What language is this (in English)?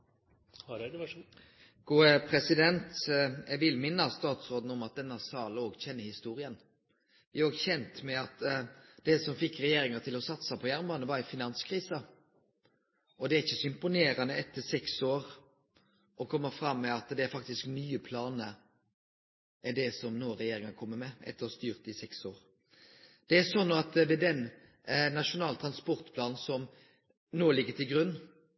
Norwegian Nynorsk